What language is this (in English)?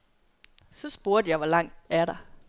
Danish